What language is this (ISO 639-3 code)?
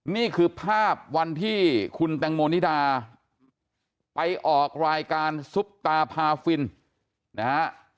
tha